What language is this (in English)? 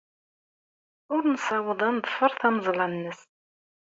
Kabyle